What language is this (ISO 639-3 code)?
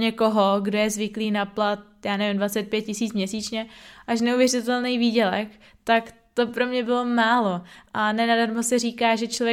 ces